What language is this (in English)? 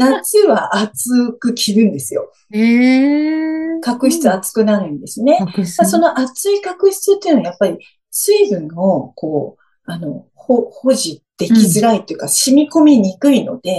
Japanese